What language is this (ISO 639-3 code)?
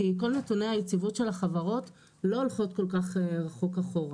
heb